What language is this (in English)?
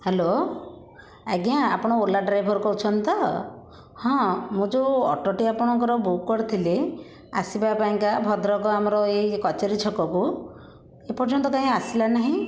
Odia